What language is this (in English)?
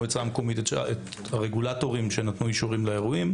Hebrew